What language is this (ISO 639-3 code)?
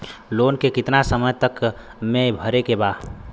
bho